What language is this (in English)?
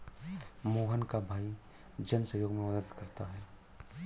Hindi